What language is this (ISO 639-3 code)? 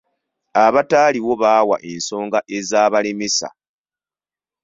lug